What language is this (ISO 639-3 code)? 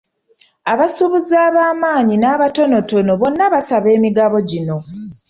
lug